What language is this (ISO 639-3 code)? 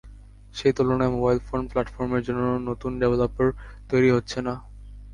ben